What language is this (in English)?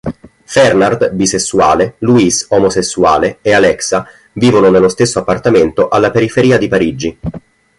Italian